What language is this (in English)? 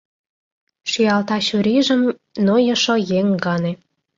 Mari